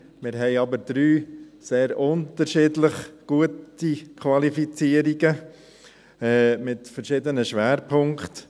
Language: Swiss German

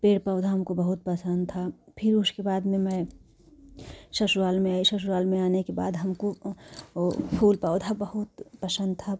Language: Hindi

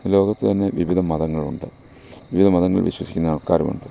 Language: Malayalam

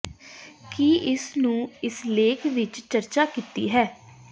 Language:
Punjabi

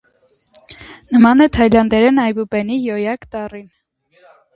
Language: Armenian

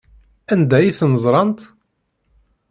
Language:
Kabyle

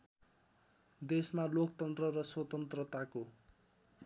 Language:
Nepali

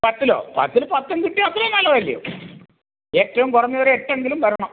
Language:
Malayalam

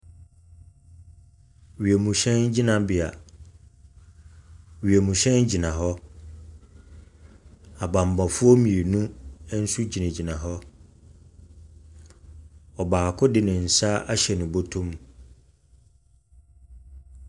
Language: Akan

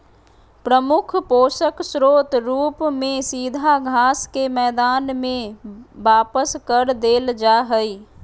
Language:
Magahi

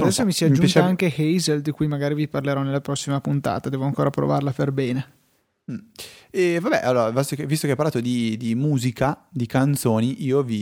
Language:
Italian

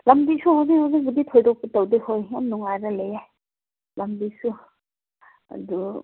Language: Manipuri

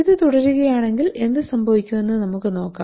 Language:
Malayalam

